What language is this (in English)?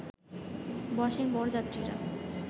Bangla